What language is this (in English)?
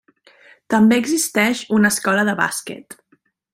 Catalan